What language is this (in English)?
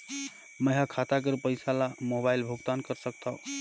Chhattisgarhi